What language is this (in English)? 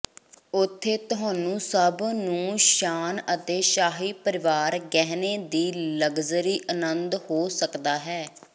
Punjabi